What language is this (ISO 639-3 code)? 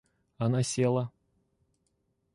rus